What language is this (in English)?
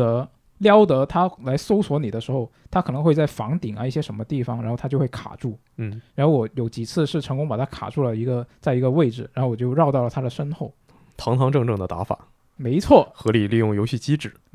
Chinese